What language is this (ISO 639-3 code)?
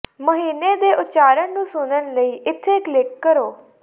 pan